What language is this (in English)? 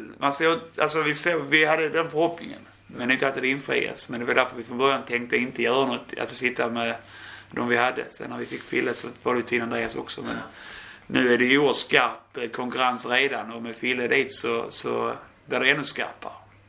Swedish